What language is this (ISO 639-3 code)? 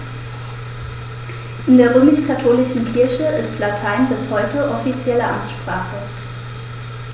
deu